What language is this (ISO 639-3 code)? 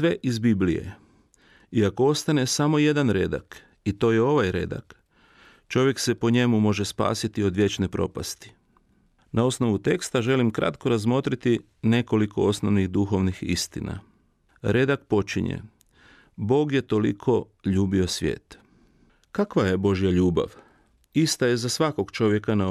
hrv